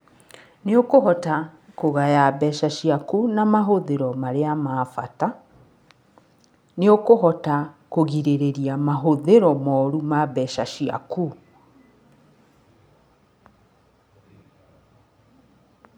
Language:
Kikuyu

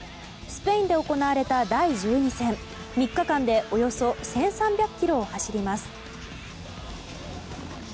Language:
Japanese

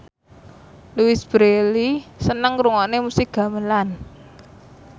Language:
Javanese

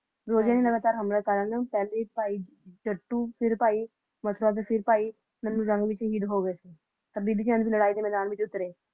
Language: Punjabi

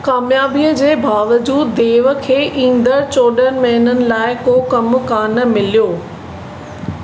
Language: Sindhi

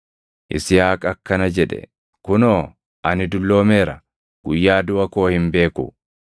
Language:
Oromo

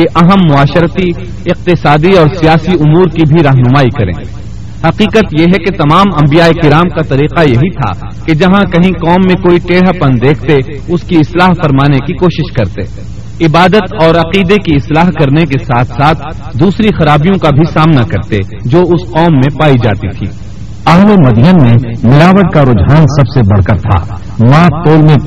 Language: Urdu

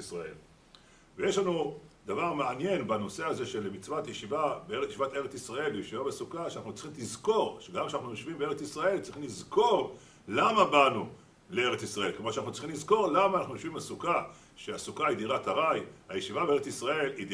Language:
Hebrew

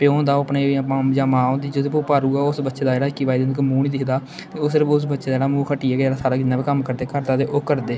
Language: Dogri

